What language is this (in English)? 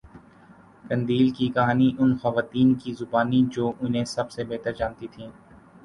Urdu